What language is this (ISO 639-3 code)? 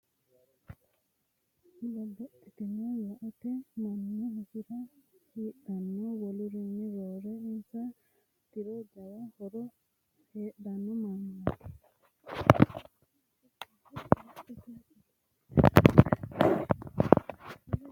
sid